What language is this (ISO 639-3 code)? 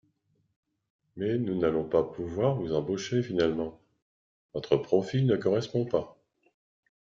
fra